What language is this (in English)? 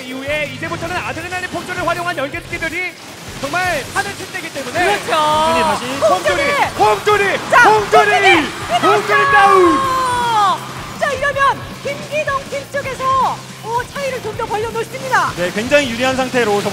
Korean